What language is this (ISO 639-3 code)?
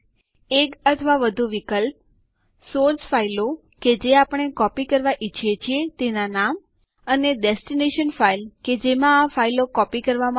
guj